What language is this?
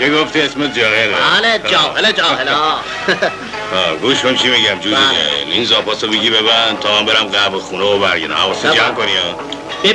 Persian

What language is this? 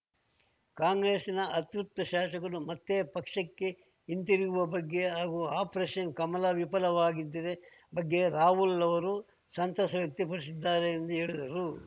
Kannada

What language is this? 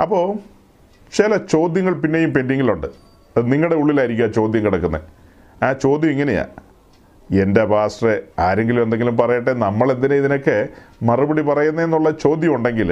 Malayalam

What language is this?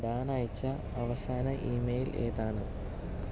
Malayalam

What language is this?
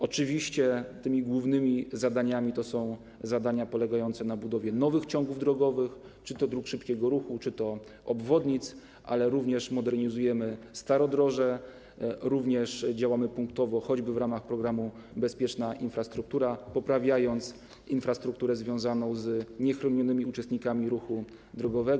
Polish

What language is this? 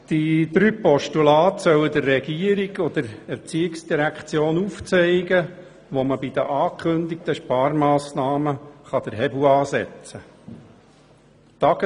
Swiss German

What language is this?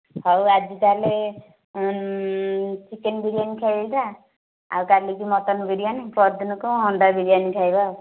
Odia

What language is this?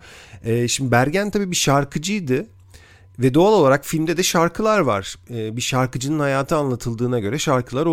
Turkish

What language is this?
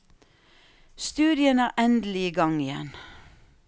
Norwegian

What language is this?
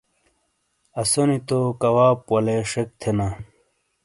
Shina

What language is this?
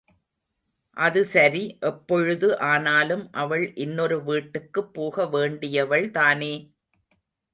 Tamil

